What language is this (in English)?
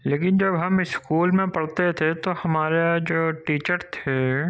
Urdu